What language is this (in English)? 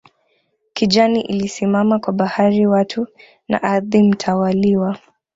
Swahili